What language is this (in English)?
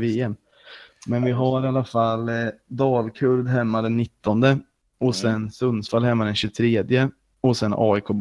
Swedish